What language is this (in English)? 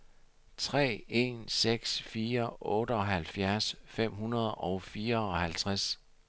Danish